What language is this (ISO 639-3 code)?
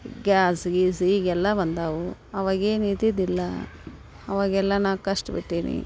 kan